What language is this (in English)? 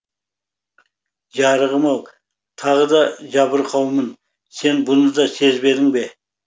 Kazakh